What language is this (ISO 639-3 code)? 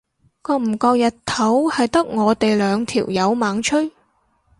yue